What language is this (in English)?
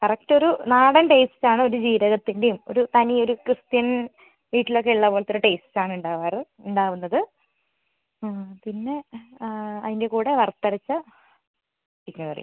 Malayalam